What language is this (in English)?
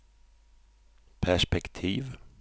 Swedish